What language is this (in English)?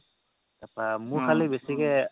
Assamese